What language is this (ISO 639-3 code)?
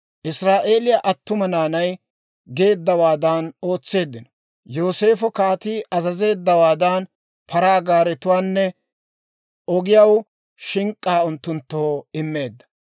dwr